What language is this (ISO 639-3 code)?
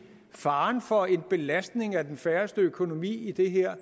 dan